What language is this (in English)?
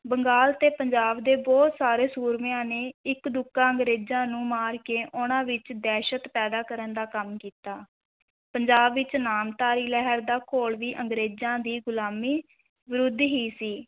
Punjabi